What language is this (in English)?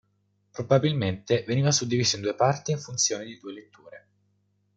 Italian